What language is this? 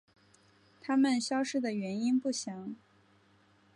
Chinese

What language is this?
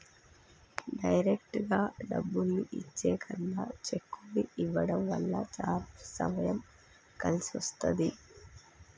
Telugu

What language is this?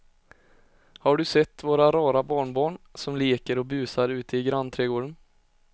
Swedish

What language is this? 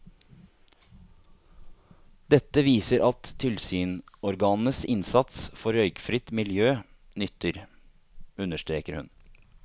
Norwegian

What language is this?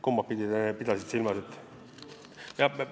Estonian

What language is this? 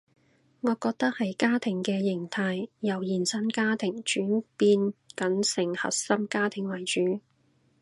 Cantonese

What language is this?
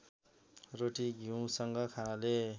Nepali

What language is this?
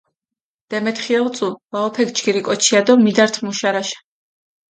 Mingrelian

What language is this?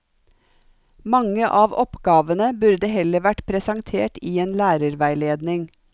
Norwegian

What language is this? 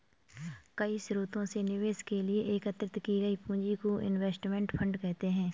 Hindi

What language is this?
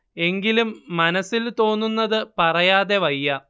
Malayalam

